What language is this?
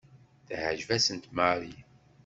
Kabyle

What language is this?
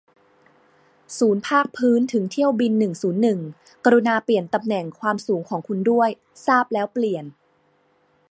Thai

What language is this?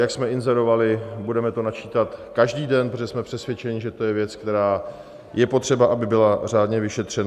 Czech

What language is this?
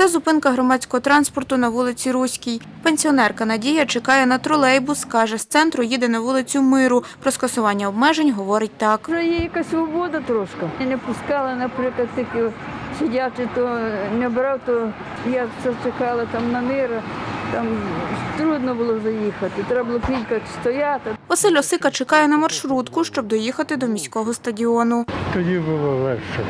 Ukrainian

